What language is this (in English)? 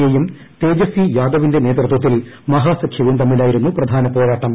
Malayalam